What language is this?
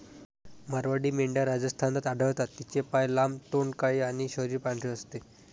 Marathi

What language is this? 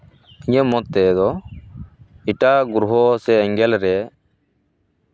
Santali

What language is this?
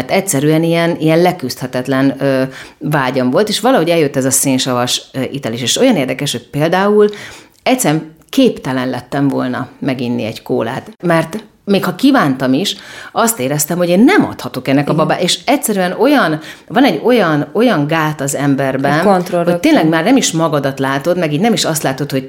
Hungarian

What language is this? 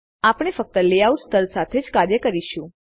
Gujarati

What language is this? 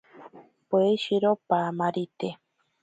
Ashéninka Perené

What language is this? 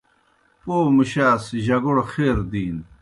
Kohistani Shina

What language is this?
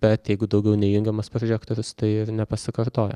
Lithuanian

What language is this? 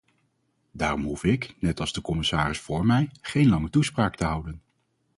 Dutch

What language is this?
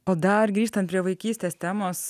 Lithuanian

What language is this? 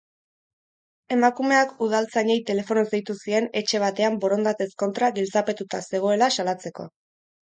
Basque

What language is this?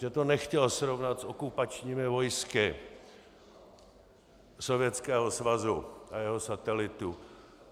Czech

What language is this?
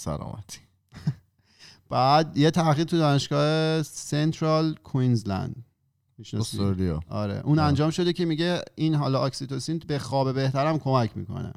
Persian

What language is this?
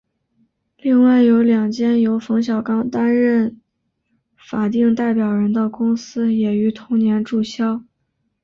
Chinese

